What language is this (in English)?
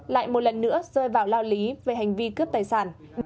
Vietnamese